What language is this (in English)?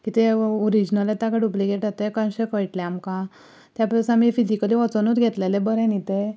Konkani